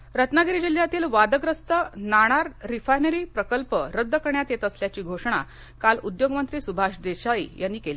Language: Marathi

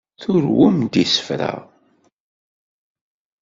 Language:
Kabyle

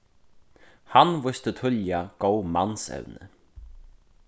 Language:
Faroese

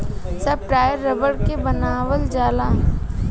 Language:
Bhojpuri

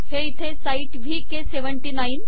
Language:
Marathi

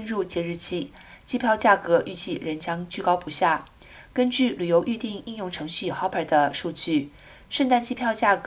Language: Chinese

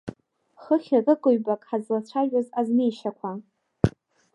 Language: Abkhazian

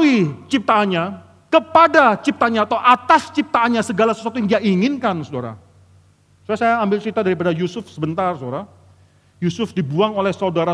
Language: Indonesian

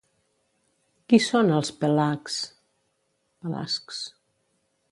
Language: Catalan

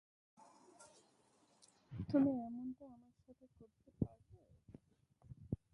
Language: Bangla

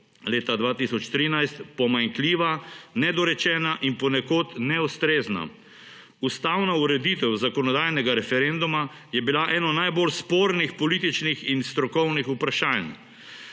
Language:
Slovenian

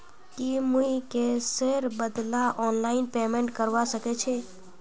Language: Magahi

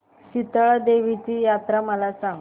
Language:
Marathi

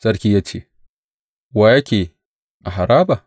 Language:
Hausa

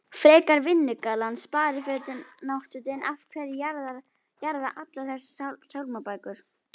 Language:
Icelandic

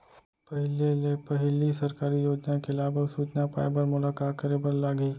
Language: Chhattisgarhi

